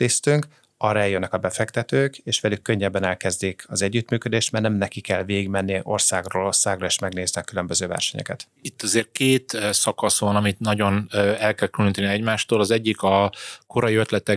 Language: Hungarian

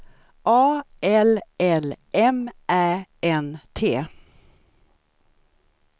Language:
Swedish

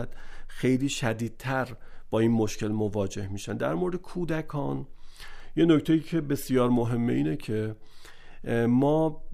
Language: Persian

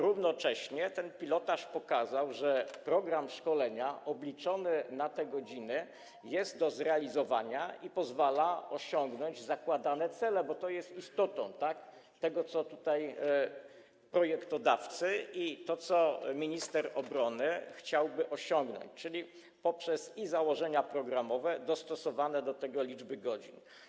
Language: Polish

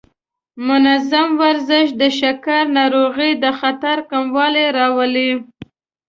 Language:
Pashto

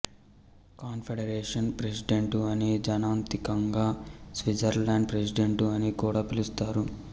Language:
Telugu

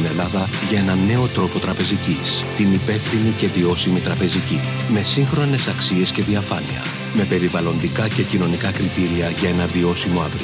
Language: Greek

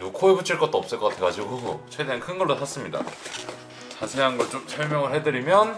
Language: Korean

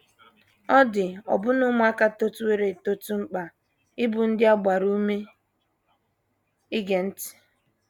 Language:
Igbo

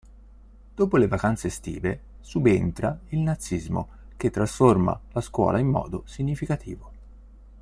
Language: Italian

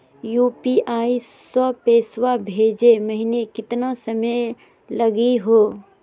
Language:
Magahi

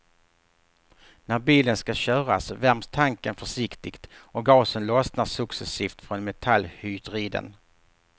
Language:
Swedish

